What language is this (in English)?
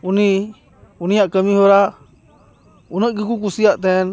Santali